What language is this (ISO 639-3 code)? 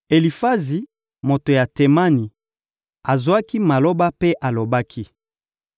lin